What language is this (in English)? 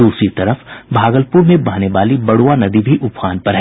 Hindi